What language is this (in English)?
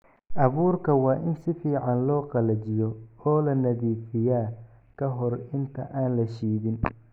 Somali